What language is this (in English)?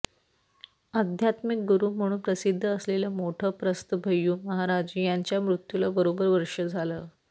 Marathi